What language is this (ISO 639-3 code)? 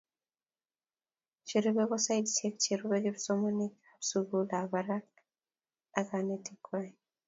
kln